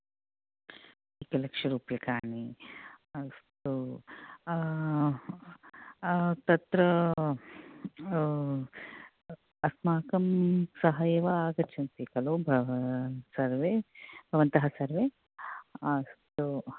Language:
Sanskrit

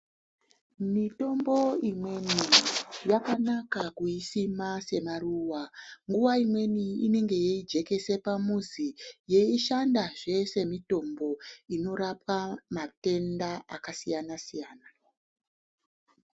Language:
Ndau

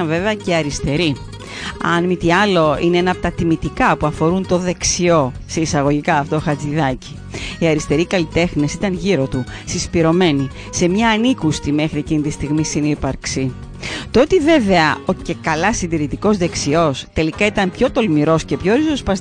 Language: Greek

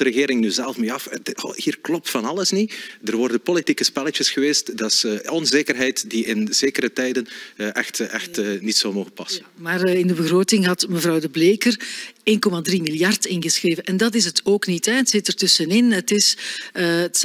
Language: Dutch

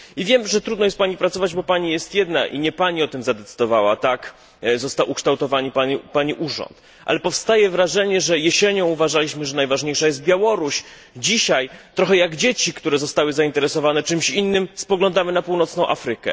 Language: Polish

